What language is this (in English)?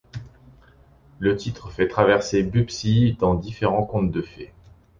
French